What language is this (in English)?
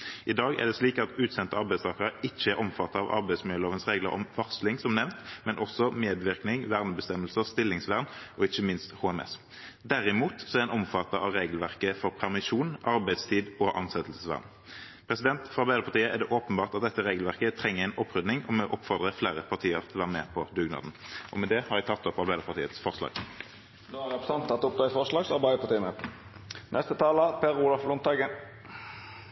Norwegian